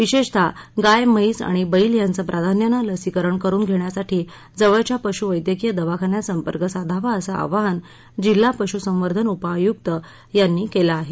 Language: Marathi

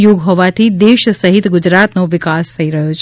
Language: Gujarati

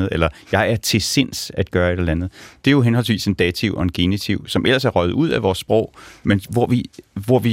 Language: Danish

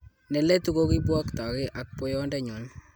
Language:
Kalenjin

